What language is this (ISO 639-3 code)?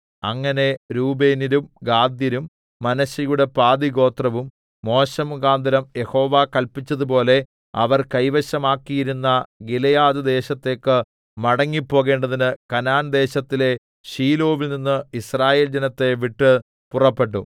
mal